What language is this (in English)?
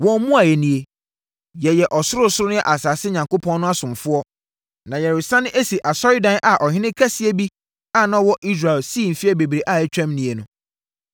Akan